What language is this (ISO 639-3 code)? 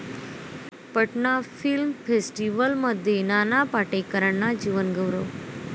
mar